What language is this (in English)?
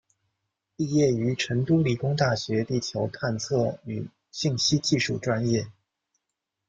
Chinese